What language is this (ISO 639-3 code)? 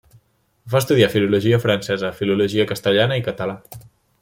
cat